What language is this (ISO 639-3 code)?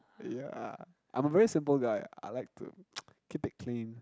eng